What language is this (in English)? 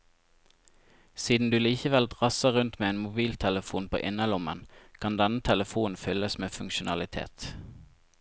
Norwegian